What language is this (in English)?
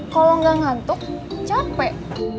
Indonesian